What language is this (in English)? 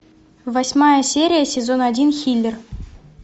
Russian